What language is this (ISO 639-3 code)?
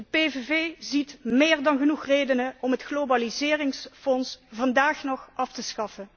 nld